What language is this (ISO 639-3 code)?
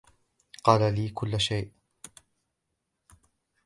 ara